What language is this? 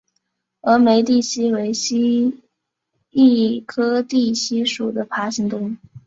Chinese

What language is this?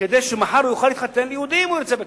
Hebrew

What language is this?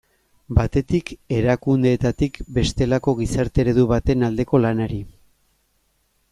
Basque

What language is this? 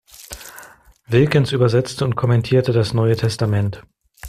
German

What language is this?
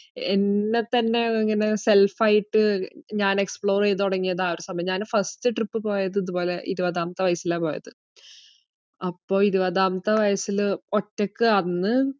Malayalam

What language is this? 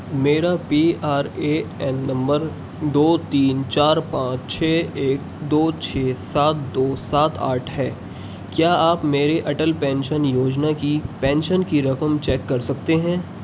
Urdu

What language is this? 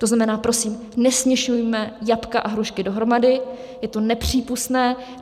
Czech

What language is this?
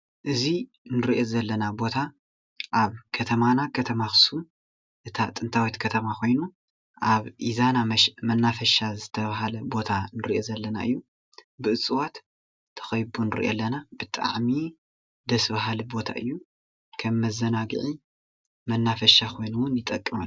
Tigrinya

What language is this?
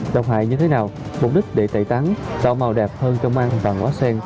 Vietnamese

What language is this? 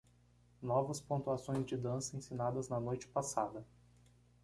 Portuguese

